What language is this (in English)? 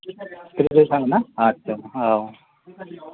Bodo